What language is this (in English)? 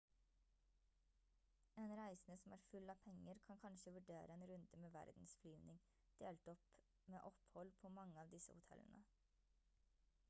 Norwegian Bokmål